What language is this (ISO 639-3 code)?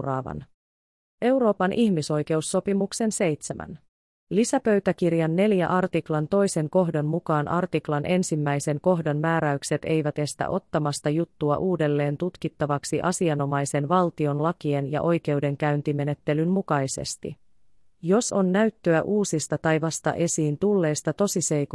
fin